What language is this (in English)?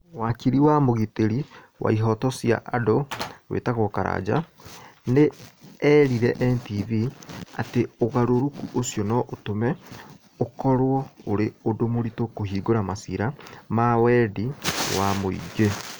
Kikuyu